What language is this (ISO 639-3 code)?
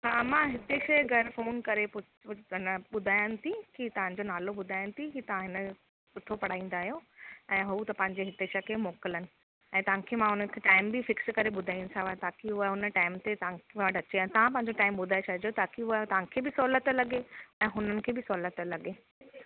snd